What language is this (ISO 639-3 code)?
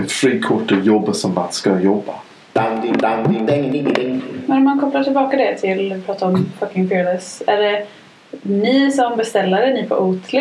swe